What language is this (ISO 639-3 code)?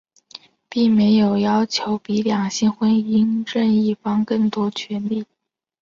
zho